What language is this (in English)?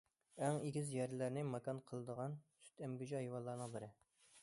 Uyghur